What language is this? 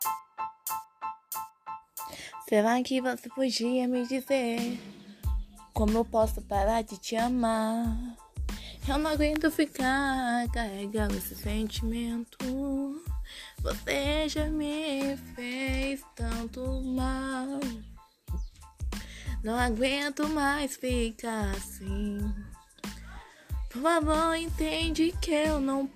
Portuguese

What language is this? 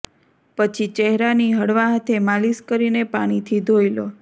Gujarati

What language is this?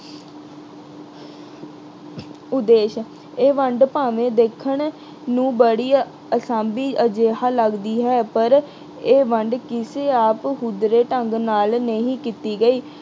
Punjabi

